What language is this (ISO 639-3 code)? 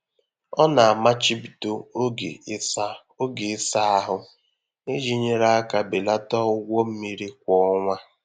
ibo